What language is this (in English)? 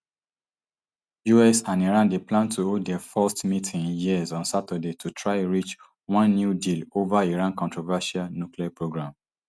Nigerian Pidgin